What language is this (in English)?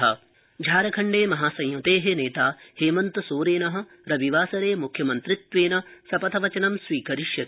Sanskrit